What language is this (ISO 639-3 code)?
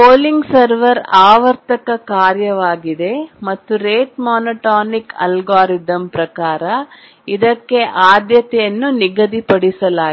kan